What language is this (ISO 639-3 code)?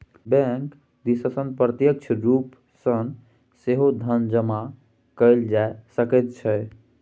mai